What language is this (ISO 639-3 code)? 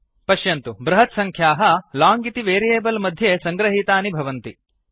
san